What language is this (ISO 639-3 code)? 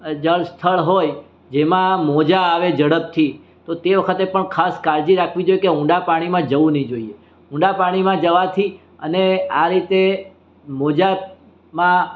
guj